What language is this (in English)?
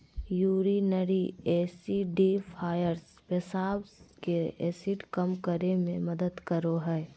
Magahi